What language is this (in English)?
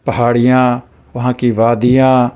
Urdu